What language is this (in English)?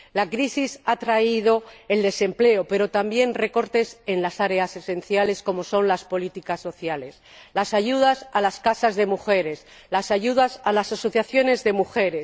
Spanish